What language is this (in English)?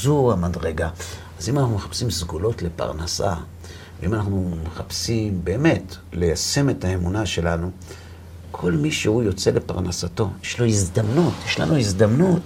Hebrew